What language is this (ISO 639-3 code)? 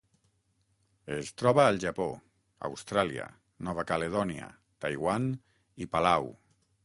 cat